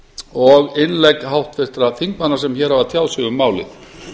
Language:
Icelandic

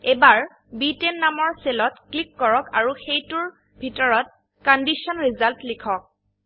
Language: Assamese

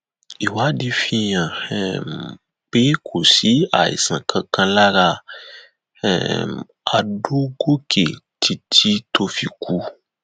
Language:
Yoruba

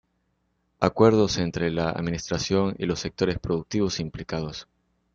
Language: Spanish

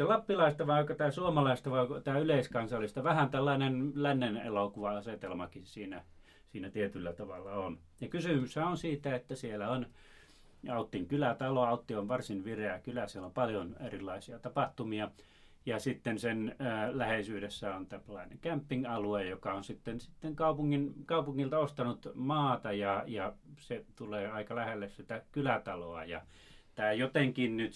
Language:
Finnish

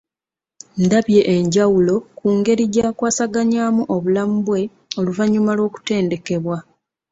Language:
Ganda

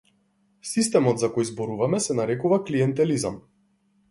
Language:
Macedonian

